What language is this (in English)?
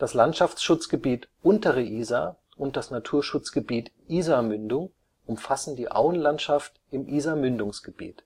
German